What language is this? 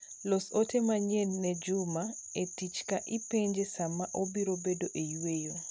Luo (Kenya and Tanzania)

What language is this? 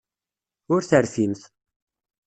Kabyle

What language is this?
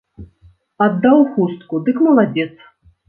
Belarusian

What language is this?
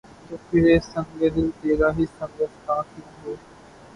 Urdu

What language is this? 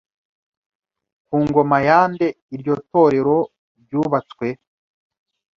Kinyarwanda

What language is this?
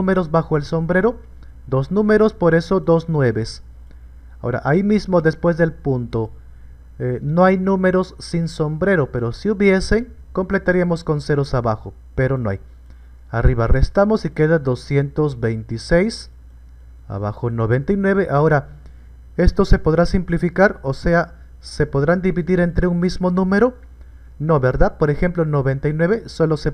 Spanish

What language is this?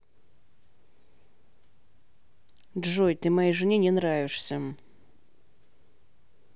Russian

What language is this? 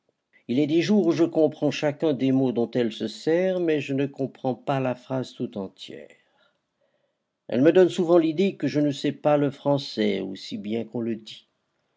French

